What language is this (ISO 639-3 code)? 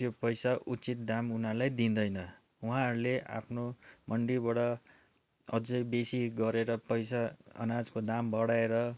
nep